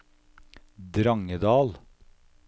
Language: Norwegian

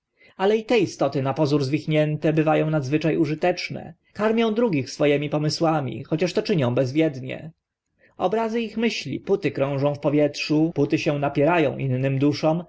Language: Polish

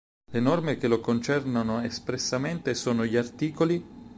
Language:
Italian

